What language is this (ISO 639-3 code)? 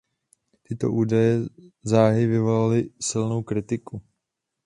ces